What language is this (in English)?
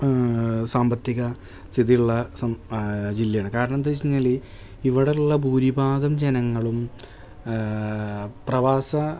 Malayalam